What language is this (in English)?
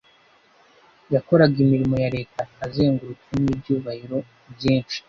Kinyarwanda